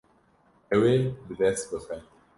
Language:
Kurdish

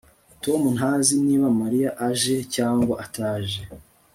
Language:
Kinyarwanda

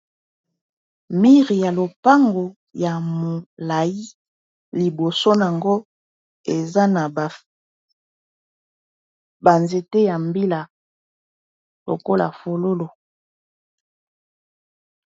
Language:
Lingala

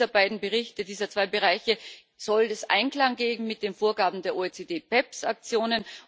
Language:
German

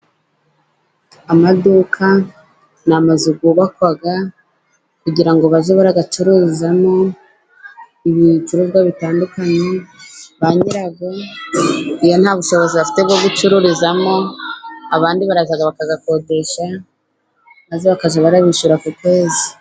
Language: Kinyarwanda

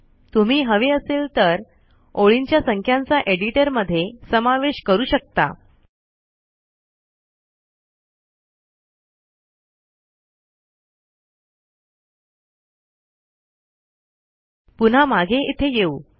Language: Marathi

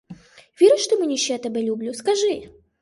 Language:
Ukrainian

